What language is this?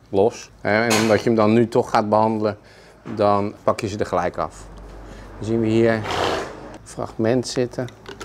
Dutch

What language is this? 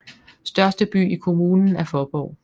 Danish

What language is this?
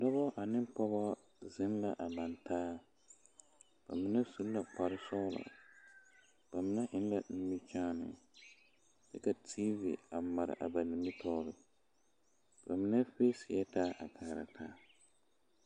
Southern Dagaare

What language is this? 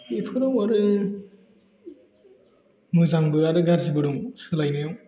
Bodo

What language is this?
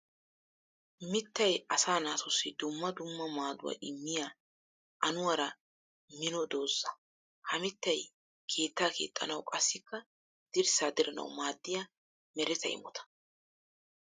Wolaytta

